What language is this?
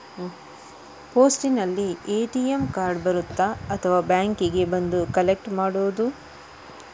Kannada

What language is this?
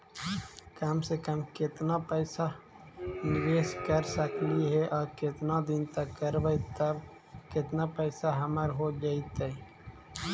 Magahi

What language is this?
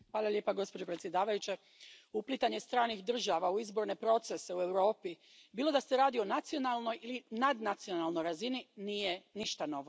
Croatian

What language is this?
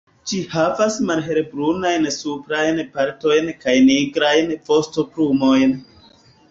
Esperanto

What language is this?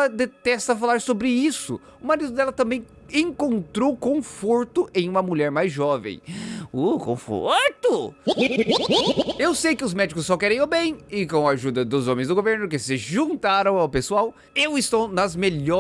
Portuguese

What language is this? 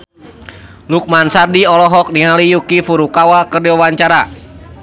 Sundanese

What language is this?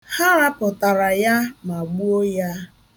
Igbo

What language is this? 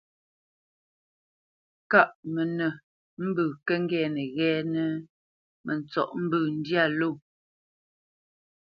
Bamenyam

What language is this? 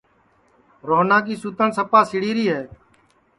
Sansi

